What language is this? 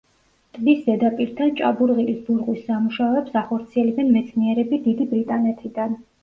Georgian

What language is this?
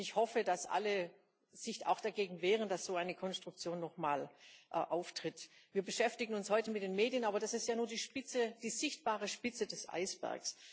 German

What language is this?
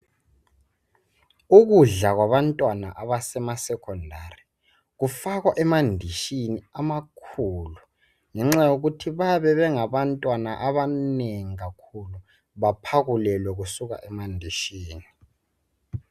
North Ndebele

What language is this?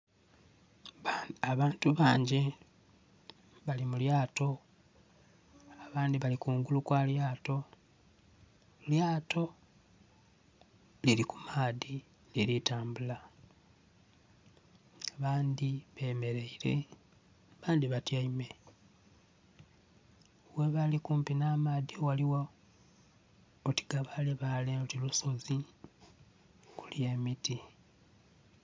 Soga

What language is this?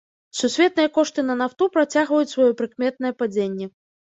Belarusian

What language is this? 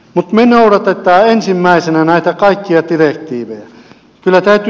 Finnish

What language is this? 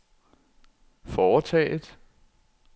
Danish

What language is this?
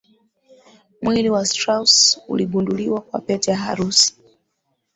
Swahili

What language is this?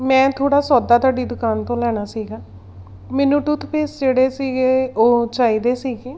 Punjabi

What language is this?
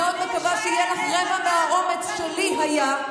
Hebrew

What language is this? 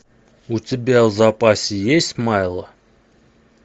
Russian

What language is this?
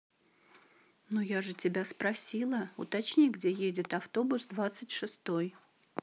Russian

